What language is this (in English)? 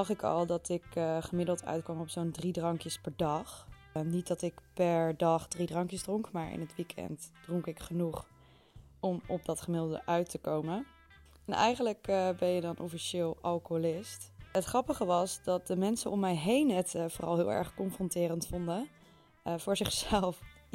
Dutch